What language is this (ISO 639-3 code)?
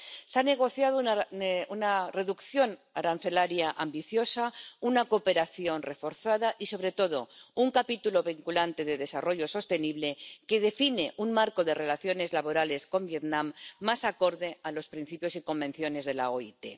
spa